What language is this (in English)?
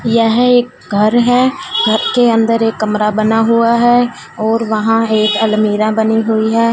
Hindi